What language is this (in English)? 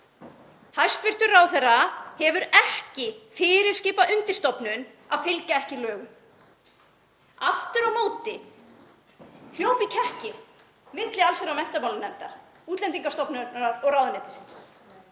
Icelandic